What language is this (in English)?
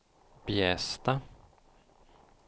Swedish